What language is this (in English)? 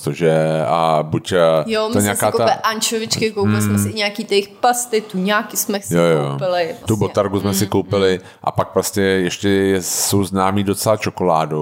Czech